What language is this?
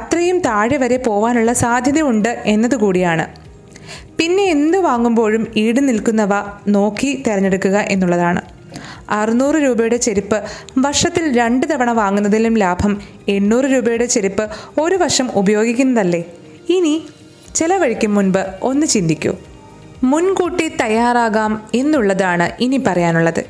Malayalam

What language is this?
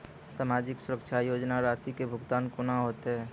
Maithili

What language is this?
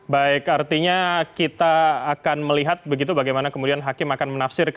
Indonesian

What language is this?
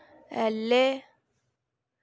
Dogri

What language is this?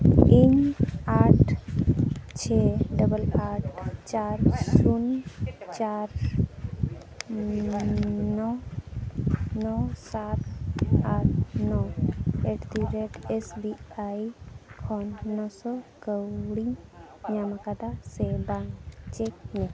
Santali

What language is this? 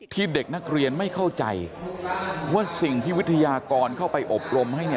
Thai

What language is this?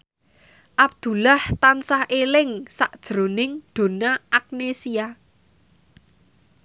Javanese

